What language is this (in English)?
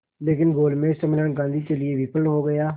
Hindi